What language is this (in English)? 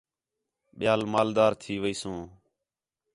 Khetrani